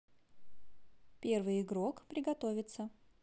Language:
Russian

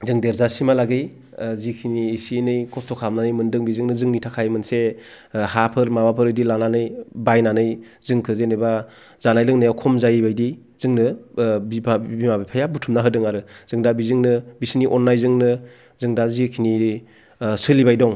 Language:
Bodo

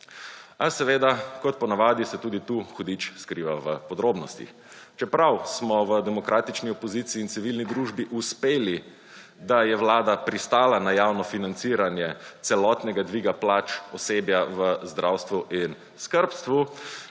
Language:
Slovenian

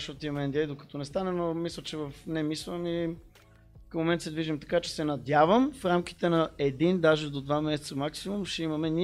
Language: Bulgarian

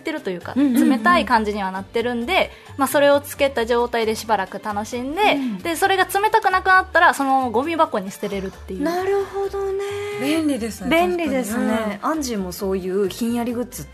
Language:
Japanese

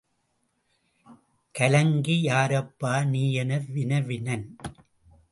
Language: Tamil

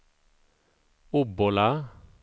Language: Swedish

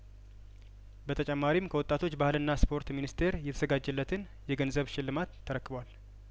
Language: Amharic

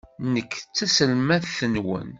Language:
Kabyle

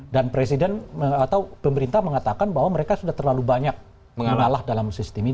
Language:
Indonesian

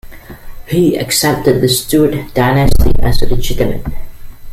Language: English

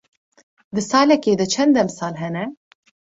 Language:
Kurdish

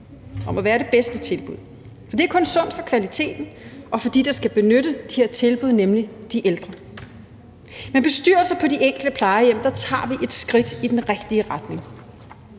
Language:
Danish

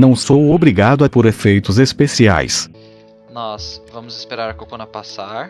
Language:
Portuguese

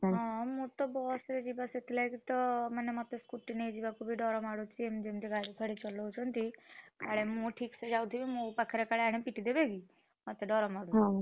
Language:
Odia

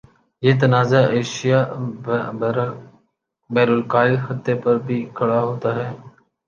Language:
Urdu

